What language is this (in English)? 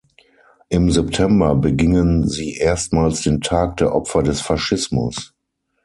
German